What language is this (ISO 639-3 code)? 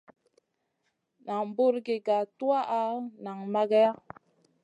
mcn